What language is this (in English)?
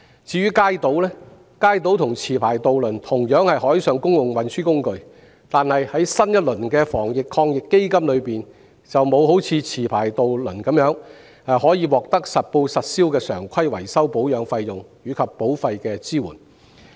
Cantonese